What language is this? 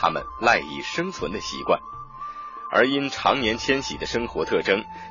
Chinese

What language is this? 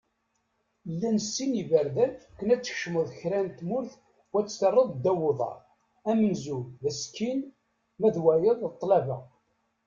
Kabyle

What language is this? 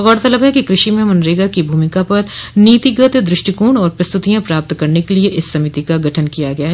Hindi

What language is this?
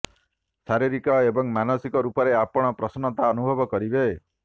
Odia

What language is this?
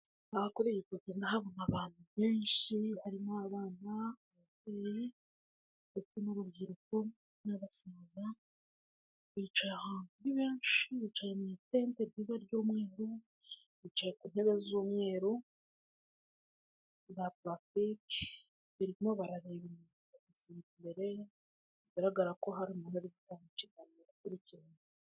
Kinyarwanda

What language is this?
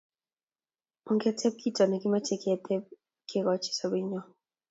Kalenjin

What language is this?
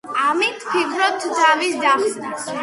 Georgian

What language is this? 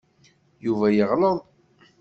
Kabyle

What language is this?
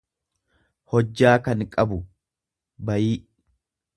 Oromo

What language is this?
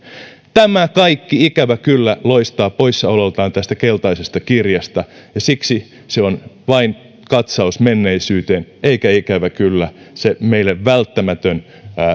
Finnish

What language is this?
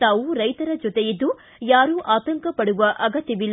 Kannada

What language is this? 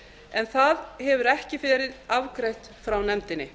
Icelandic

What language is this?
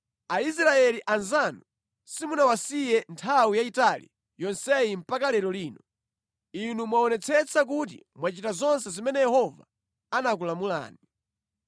Nyanja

